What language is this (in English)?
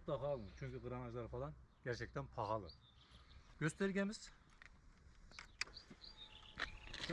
Turkish